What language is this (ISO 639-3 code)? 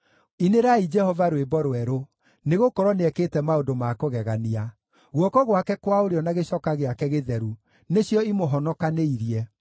kik